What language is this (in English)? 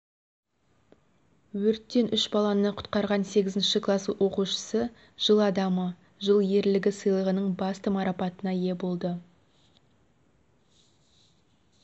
Kazakh